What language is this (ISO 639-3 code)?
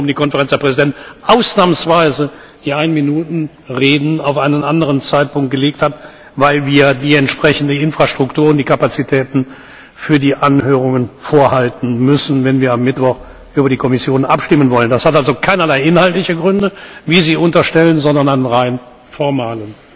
deu